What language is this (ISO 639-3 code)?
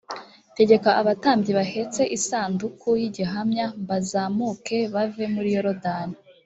kin